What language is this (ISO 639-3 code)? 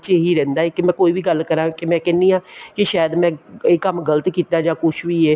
pan